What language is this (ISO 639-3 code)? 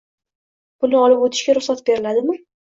uzb